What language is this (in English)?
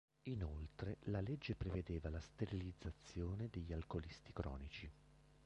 Italian